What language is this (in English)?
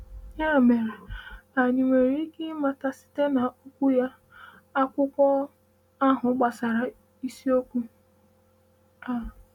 Igbo